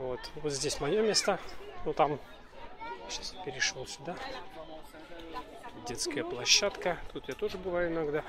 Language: Russian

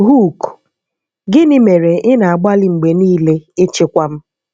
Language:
Igbo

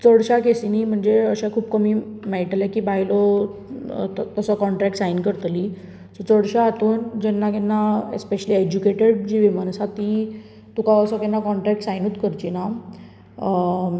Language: Konkani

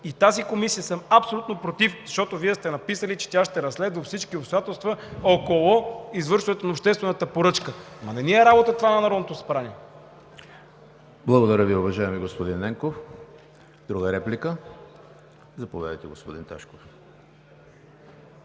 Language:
Bulgarian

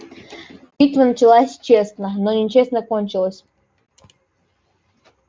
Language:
Russian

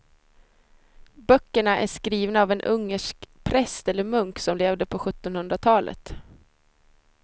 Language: Swedish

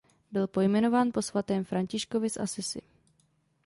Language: Czech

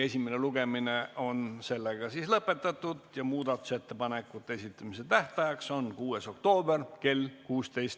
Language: Estonian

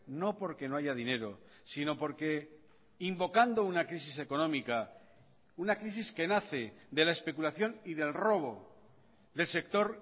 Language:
Spanish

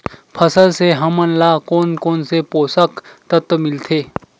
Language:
Chhattisgarhi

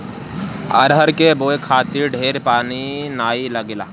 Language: Bhojpuri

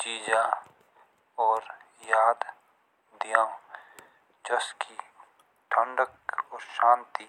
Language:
Jaunsari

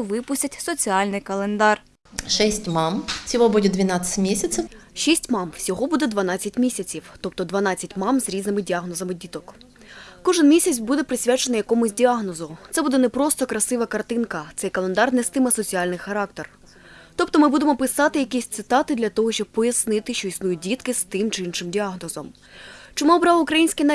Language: Ukrainian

